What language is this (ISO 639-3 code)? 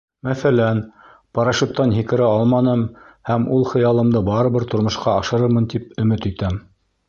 bak